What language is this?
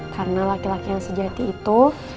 Indonesian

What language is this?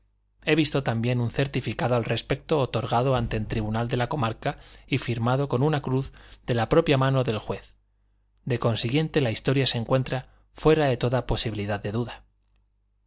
Spanish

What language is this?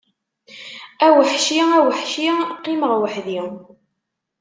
Kabyle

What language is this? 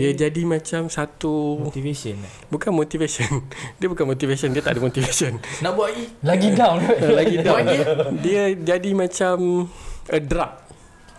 Malay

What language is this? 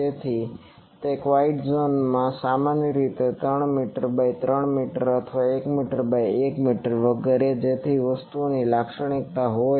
Gujarati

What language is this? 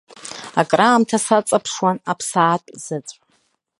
Abkhazian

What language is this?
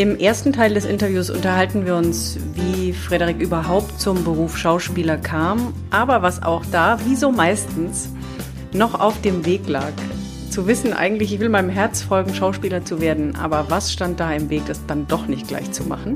German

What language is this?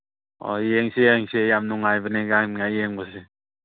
Manipuri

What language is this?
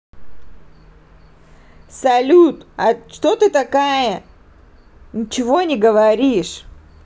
Russian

